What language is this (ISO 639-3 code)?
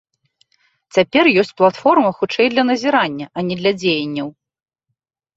bel